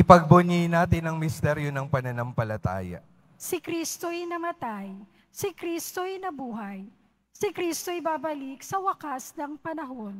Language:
Filipino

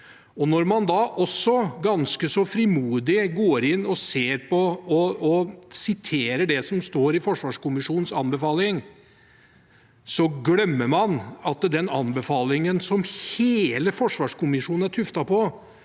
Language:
Norwegian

